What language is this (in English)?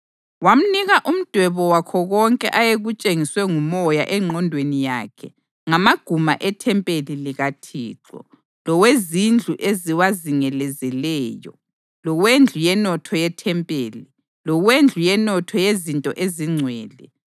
North Ndebele